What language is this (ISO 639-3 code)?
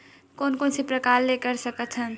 hne